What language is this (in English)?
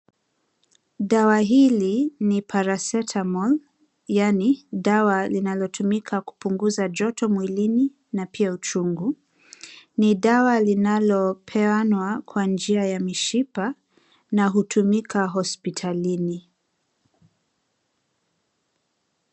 Swahili